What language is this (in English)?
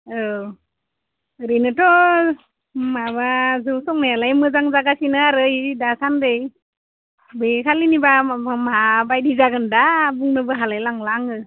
Bodo